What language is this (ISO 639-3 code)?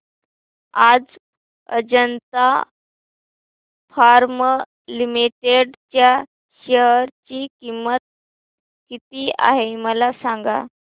mar